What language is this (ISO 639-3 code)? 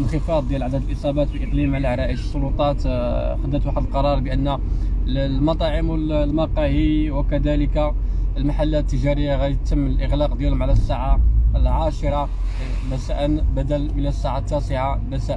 ara